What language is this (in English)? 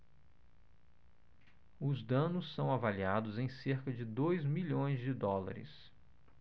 Portuguese